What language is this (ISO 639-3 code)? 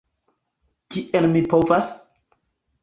epo